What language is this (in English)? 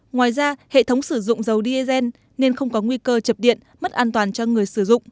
Vietnamese